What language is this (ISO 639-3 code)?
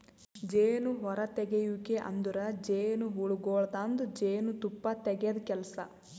kan